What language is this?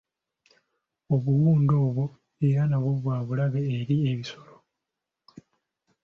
Ganda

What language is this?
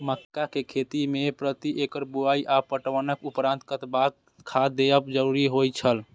Maithili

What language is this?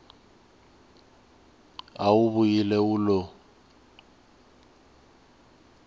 Tsonga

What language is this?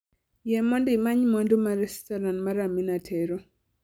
Luo (Kenya and Tanzania)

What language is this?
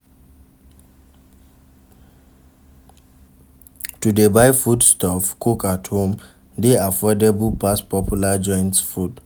Nigerian Pidgin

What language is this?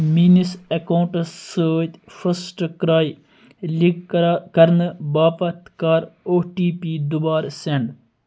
Kashmiri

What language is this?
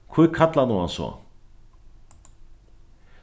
Faroese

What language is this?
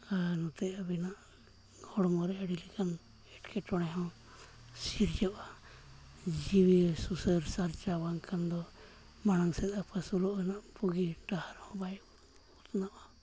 Santali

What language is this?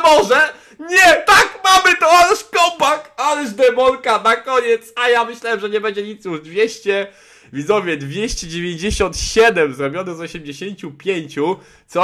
Polish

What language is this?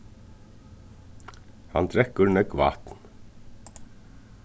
Faroese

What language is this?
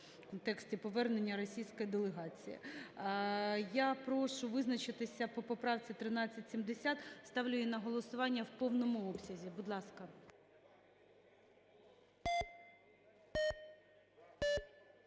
Ukrainian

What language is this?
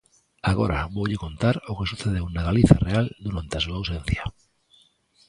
Galician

